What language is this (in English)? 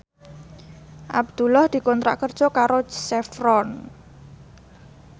Javanese